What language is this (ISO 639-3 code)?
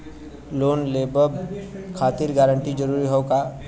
bho